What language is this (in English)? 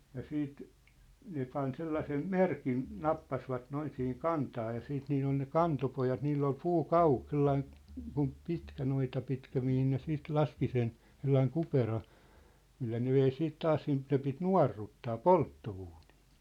Finnish